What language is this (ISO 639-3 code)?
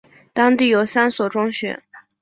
zho